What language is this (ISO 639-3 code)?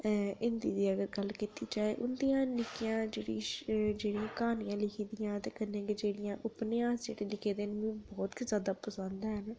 doi